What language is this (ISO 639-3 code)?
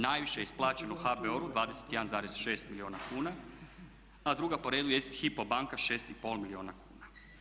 hrv